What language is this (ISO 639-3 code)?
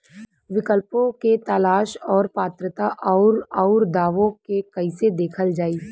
bho